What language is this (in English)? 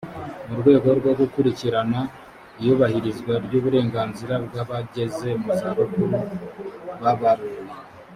Kinyarwanda